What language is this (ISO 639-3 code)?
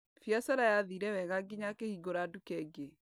kik